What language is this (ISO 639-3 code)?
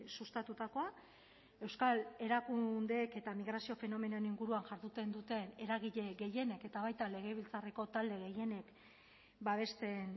eus